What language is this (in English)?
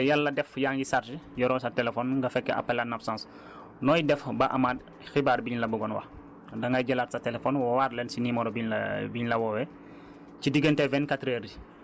Wolof